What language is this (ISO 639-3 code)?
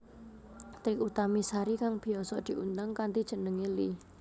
jav